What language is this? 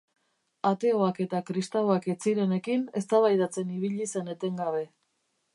Basque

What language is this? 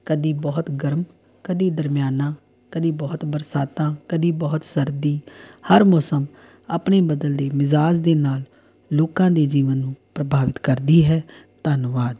Punjabi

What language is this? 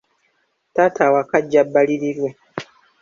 Ganda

